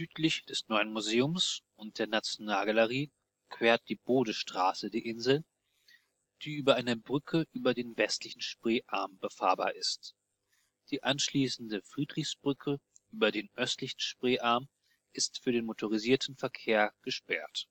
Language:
German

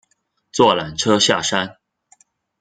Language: Chinese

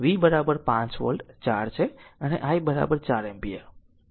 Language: Gujarati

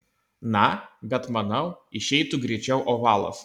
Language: Lithuanian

